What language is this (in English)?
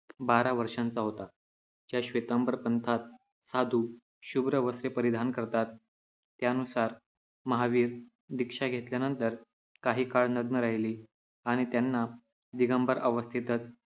Marathi